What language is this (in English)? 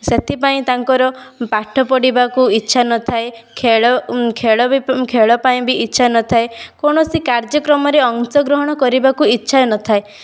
Odia